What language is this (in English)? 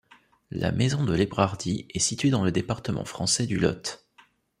French